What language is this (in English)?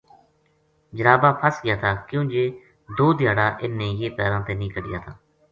Gujari